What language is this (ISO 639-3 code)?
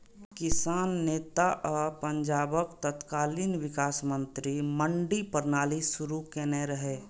mai